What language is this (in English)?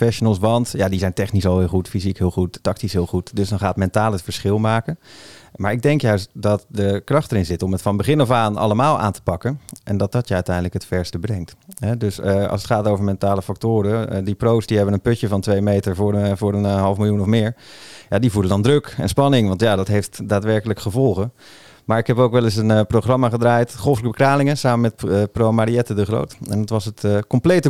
Dutch